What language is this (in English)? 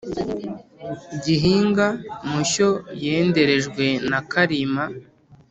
Kinyarwanda